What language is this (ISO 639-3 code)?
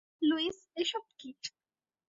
ben